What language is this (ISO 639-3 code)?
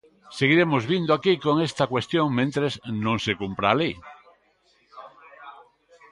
glg